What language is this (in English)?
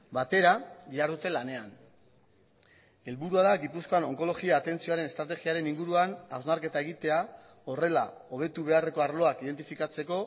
Basque